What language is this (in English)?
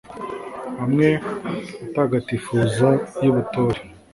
Kinyarwanda